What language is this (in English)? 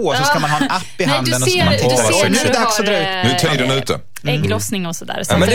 Swedish